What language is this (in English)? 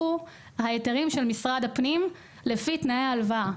Hebrew